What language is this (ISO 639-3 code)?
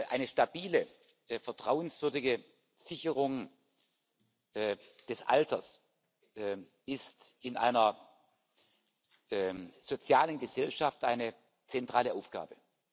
deu